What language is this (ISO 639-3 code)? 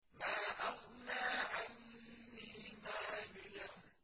ara